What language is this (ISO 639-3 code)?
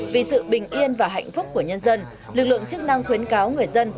vie